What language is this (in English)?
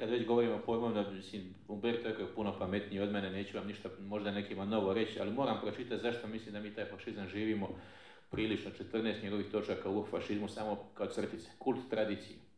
Croatian